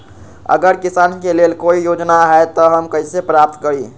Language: Magahi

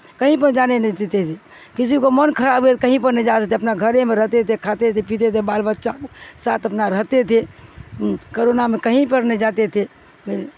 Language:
Urdu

